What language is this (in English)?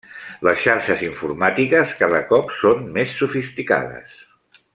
Catalan